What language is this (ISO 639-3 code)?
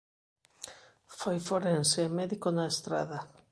glg